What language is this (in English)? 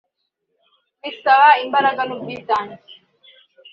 Kinyarwanda